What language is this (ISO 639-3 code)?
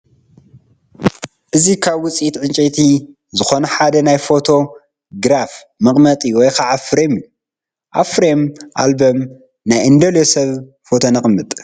tir